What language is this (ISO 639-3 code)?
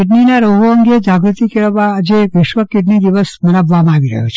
guj